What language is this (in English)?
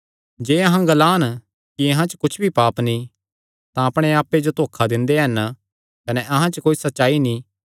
Kangri